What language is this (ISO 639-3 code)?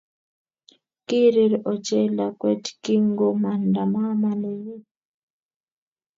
kln